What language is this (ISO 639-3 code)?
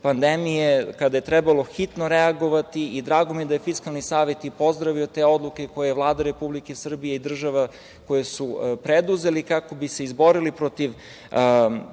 srp